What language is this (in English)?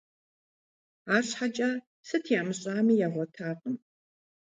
Kabardian